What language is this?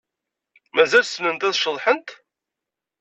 Kabyle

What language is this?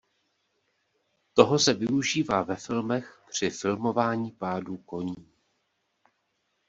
Czech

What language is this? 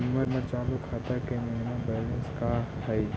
Magahi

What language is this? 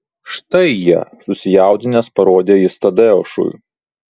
Lithuanian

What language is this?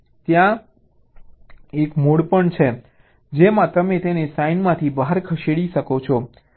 Gujarati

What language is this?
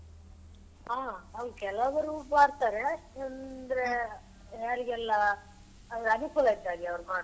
Kannada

